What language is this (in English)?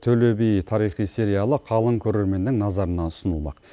Kazakh